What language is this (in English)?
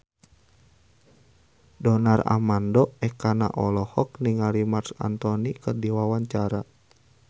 Sundanese